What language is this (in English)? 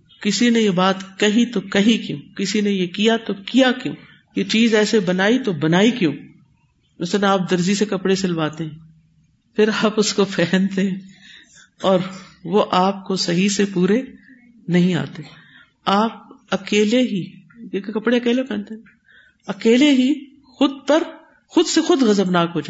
Urdu